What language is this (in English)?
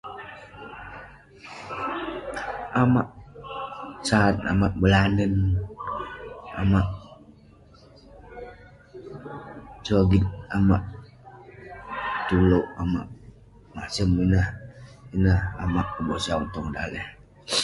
Western Penan